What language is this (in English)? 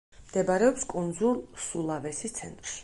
Georgian